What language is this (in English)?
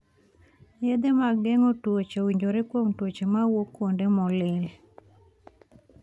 Luo (Kenya and Tanzania)